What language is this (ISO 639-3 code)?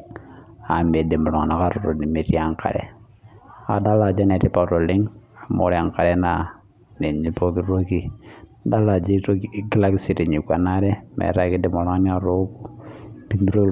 mas